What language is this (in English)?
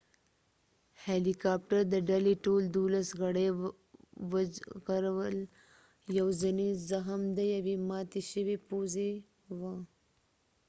Pashto